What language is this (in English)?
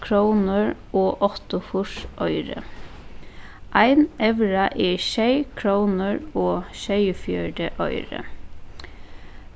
Faroese